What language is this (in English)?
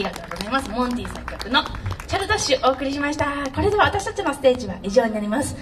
Japanese